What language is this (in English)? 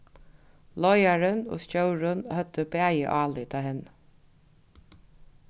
Faroese